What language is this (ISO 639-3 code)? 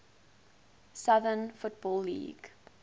eng